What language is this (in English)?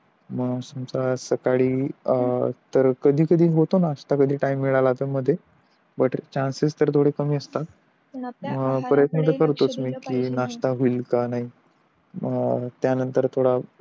Marathi